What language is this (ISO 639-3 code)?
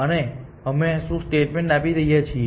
guj